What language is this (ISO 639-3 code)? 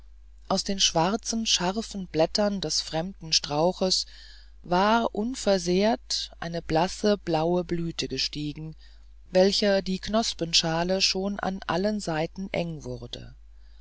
deu